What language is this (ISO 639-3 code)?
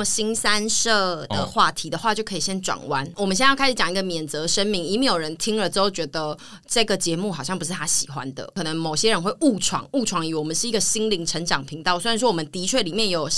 zho